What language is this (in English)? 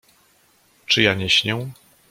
Polish